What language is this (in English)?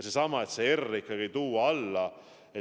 Estonian